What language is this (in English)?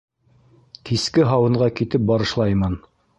Bashkir